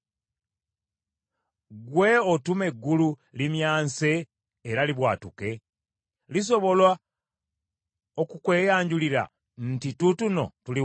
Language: Ganda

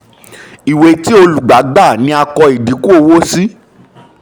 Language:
Yoruba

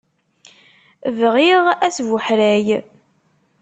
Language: Kabyle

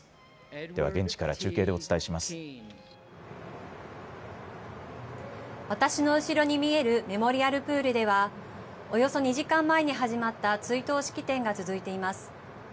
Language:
Japanese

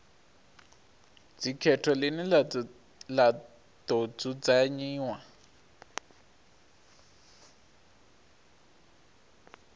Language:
Venda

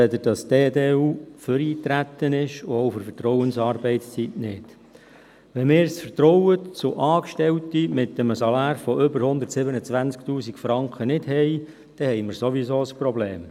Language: Swiss German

